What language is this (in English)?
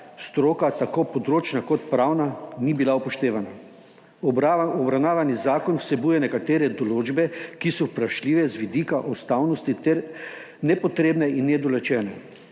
Slovenian